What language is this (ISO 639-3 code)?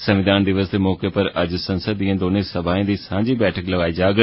doi